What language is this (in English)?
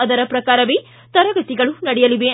Kannada